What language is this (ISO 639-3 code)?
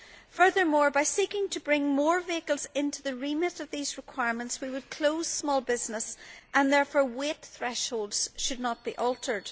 eng